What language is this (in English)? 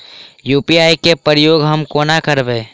Maithili